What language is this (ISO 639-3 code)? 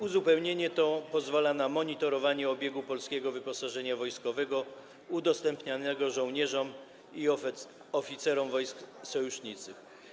pol